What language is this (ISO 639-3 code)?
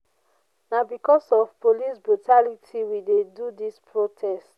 pcm